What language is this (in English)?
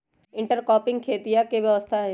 Magahi